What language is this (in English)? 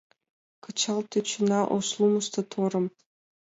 Mari